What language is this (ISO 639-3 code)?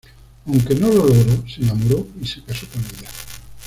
spa